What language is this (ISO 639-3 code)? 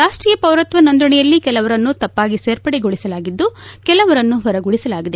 kan